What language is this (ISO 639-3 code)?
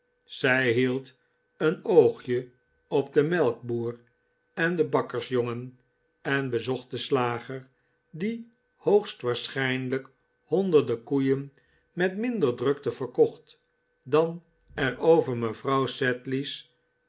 nld